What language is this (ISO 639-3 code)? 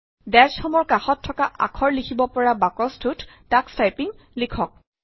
asm